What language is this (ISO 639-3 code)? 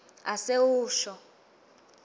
ssw